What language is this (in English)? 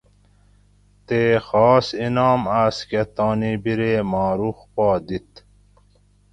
Gawri